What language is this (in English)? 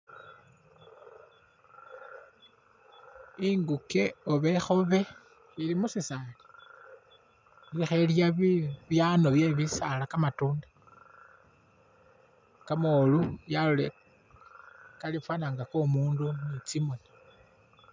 Masaaba